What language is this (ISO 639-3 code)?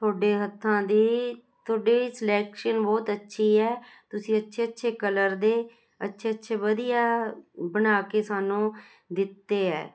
pan